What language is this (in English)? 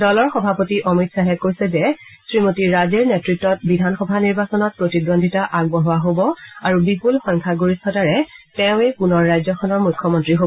Assamese